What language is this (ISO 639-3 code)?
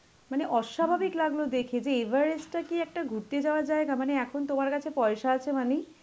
ben